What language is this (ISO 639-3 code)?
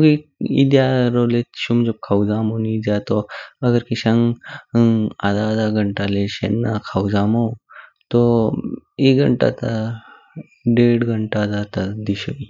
kfk